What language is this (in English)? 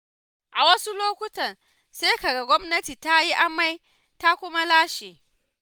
Hausa